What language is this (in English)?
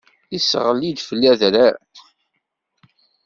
Kabyle